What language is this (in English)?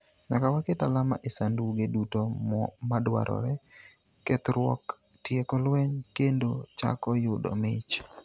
Luo (Kenya and Tanzania)